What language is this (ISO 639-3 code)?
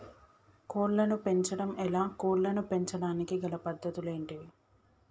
tel